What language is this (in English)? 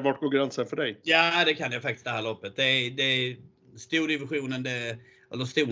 Swedish